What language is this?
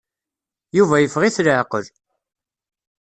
Kabyle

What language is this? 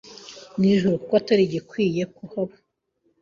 Kinyarwanda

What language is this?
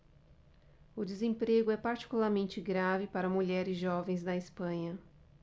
Portuguese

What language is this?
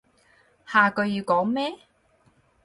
Cantonese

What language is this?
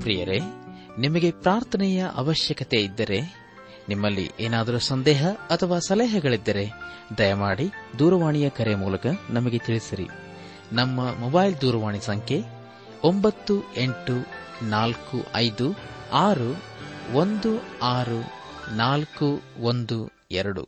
Kannada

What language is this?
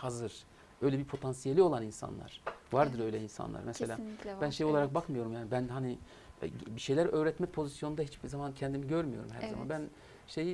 Turkish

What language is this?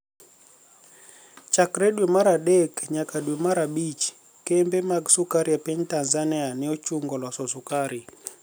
Luo (Kenya and Tanzania)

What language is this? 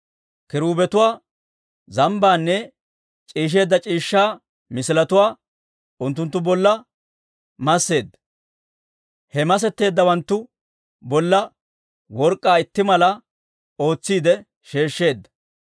Dawro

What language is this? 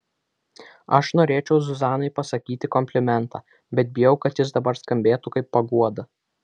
Lithuanian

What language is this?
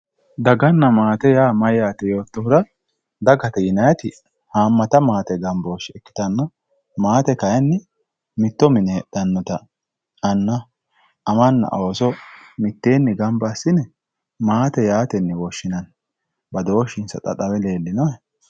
Sidamo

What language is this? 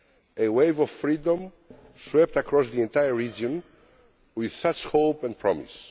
English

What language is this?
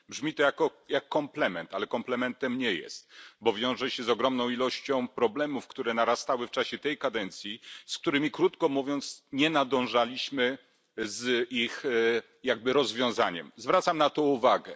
Polish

